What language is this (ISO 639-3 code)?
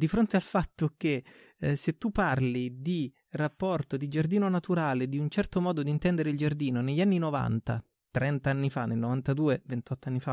ita